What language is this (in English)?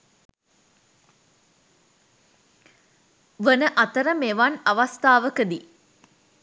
Sinhala